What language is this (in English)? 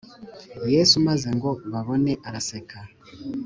Kinyarwanda